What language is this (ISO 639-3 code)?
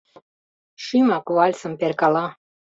chm